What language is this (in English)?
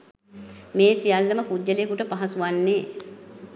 Sinhala